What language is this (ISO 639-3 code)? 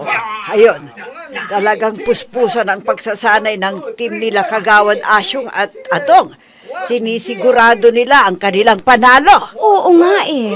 fil